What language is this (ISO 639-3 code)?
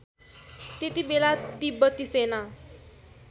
nep